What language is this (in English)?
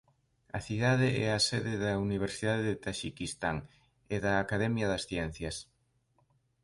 Galician